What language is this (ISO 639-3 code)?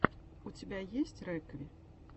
rus